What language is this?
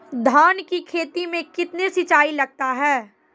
Maithili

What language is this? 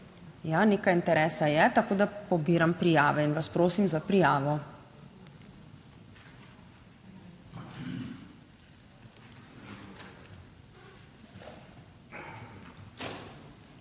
Slovenian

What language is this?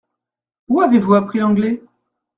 French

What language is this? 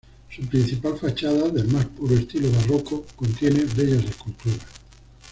Spanish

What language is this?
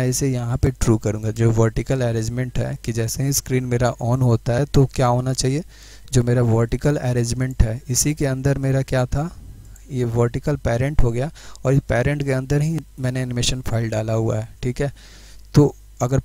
Hindi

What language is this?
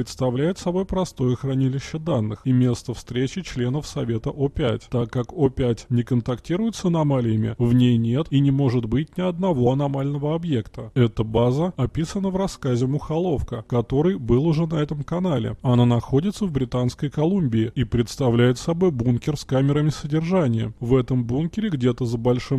Russian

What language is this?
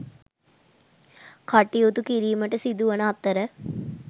Sinhala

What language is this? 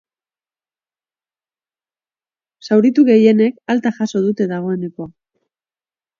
Basque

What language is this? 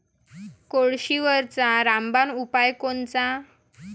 Marathi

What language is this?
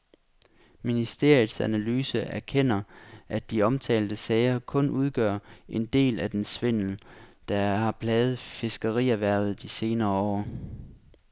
Danish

